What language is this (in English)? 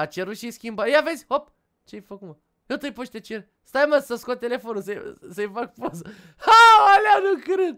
Romanian